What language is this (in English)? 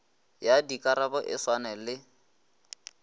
Northern Sotho